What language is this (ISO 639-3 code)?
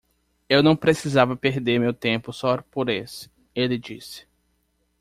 por